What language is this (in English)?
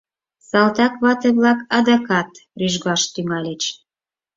Mari